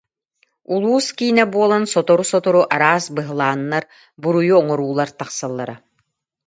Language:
Yakut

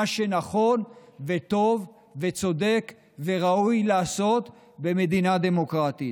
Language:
Hebrew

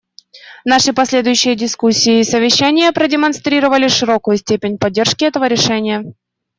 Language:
Russian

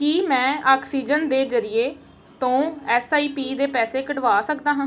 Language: Punjabi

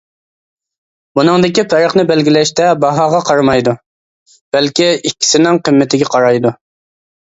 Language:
Uyghur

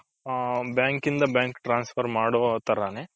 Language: Kannada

